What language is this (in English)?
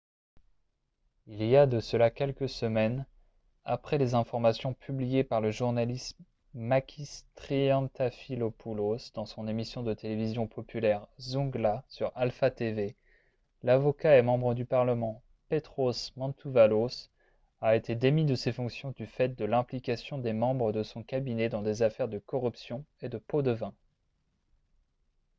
French